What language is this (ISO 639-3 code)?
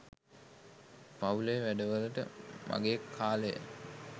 sin